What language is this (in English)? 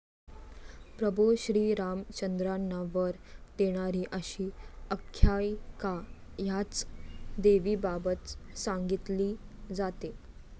Marathi